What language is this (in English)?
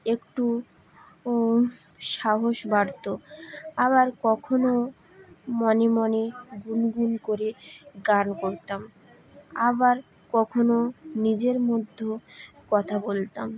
Bangla